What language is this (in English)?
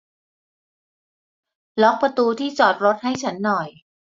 Thai